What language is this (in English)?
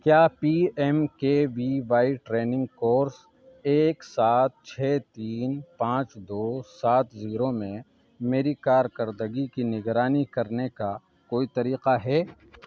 Urdu